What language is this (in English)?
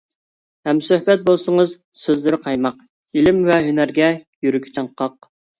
Uyghur